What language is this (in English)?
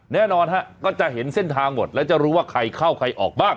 Thai